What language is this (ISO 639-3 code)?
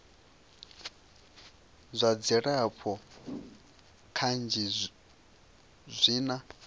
ven